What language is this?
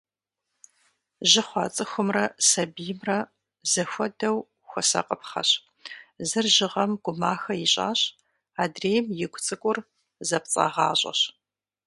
Kabardian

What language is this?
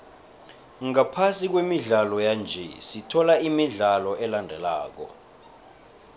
South Ndebele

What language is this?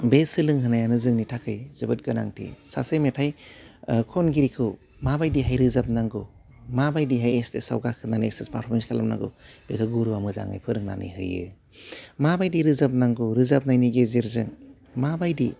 Bodo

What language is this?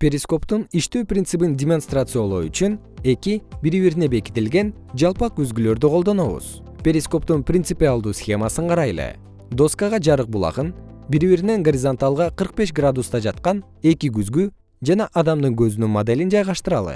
Kyrgyz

